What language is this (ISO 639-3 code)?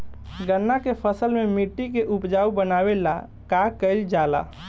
bho